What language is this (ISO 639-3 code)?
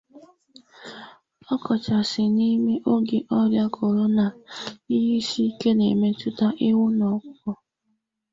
ibo